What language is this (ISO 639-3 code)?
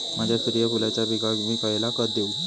mar